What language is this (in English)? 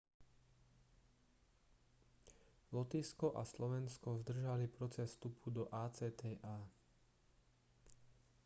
Slovak